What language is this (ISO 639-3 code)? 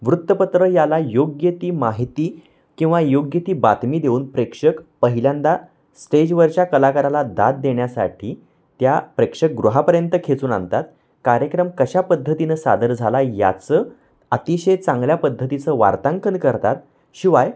mar